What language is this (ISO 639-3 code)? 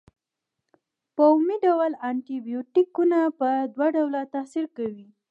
pus